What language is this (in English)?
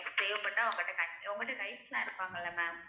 Tamil